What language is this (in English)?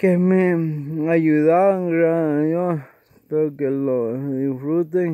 Spanish